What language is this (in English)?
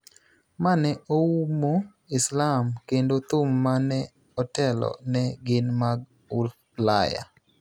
Luo (Kenya and Tanzania)